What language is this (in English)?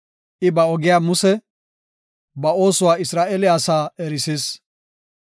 Gofa